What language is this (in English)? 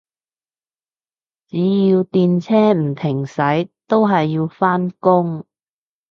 Cantonese